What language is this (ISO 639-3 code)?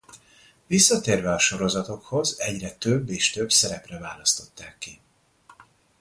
hun